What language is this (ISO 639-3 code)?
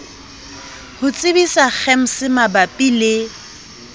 sot